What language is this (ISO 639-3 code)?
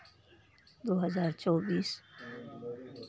mai